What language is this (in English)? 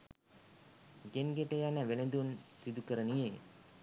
Sinhala